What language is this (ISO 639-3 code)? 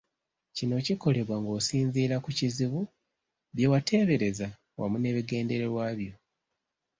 lug